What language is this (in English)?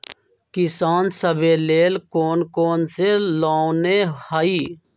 Magahi